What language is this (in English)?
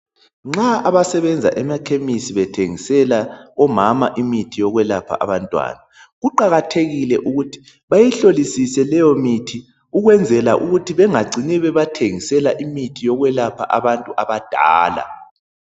North Ndebele